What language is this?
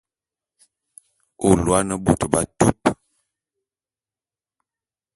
Bulu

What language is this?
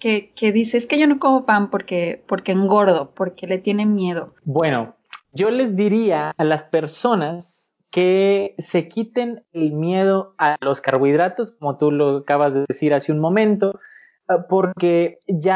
Spanish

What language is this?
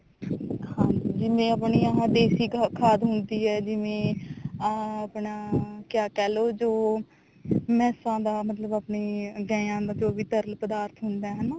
Punjabi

